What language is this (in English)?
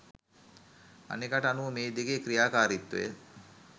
Sinhala